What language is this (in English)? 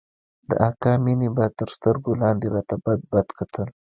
Pashto